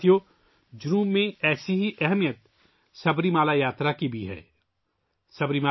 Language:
Urdu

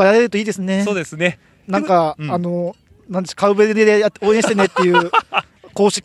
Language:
Japanese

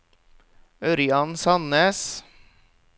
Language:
Norwegian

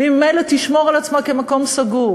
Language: Hebrew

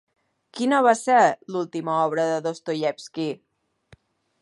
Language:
Catalan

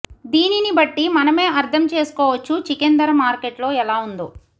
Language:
Telugu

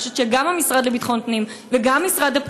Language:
Hebrew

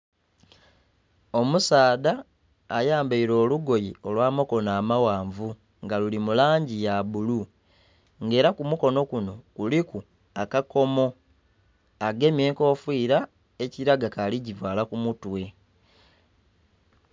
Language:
Soga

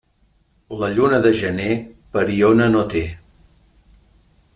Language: Catalan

